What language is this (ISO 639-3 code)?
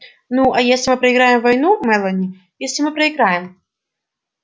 rus